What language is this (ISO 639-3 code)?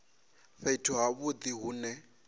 ven